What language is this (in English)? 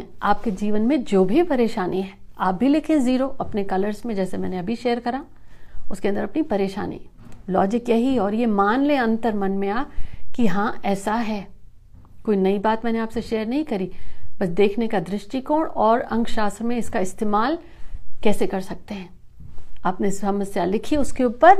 Hindi